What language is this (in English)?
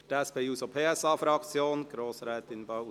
Swiss German